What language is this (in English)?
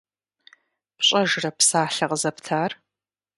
Kabardian